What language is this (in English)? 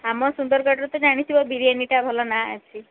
Odia